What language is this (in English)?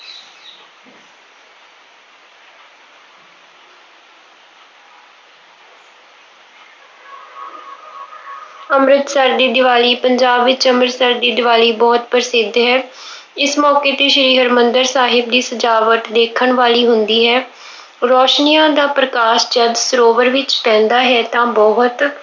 Punjabi